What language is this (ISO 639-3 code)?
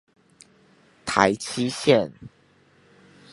zho